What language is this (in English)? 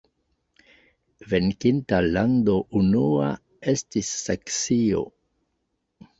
Esperanto